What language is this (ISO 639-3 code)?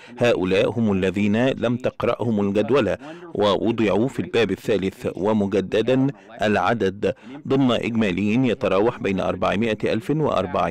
ara